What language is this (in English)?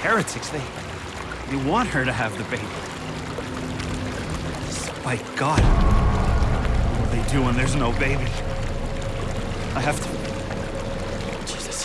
Portuguese